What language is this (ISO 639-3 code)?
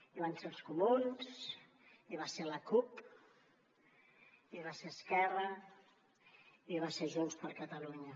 cat